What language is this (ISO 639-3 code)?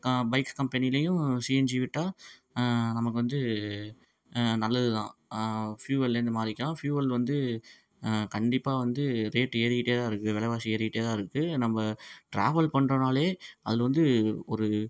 tam